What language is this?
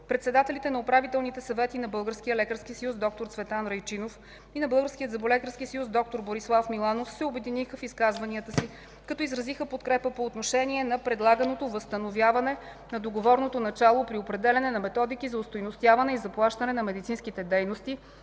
Bulgarian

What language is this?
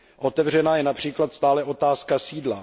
Czech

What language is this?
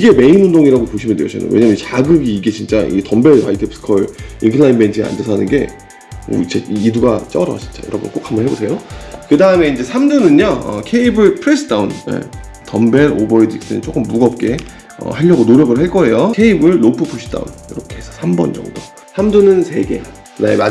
Korean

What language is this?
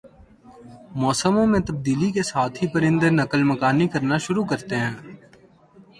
Urdu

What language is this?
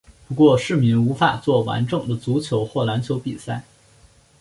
Chinese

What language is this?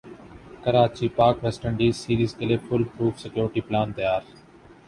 Urdu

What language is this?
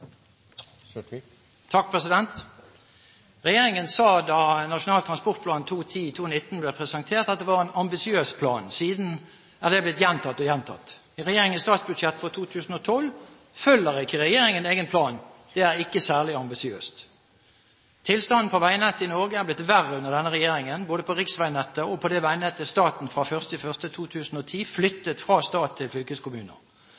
Norwegian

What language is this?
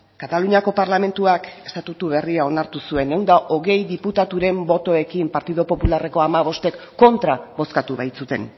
Basque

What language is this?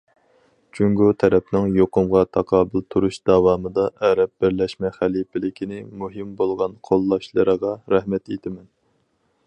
Uyghur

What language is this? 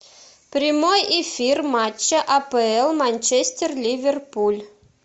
Russian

